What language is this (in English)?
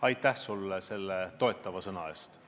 Estonian